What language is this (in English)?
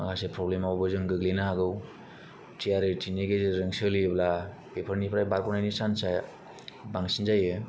Bodo